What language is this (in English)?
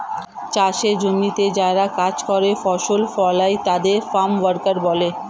Bangla